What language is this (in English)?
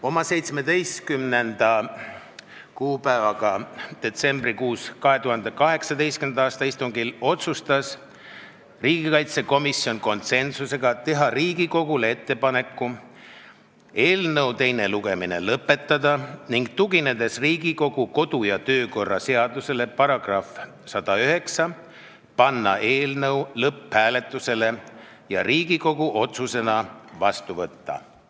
Estonian